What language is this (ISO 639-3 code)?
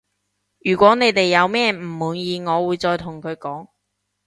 yue